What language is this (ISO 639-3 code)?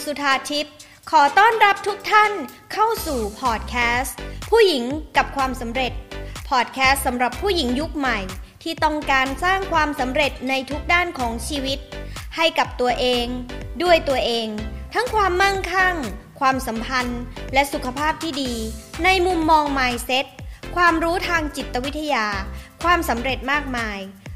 tha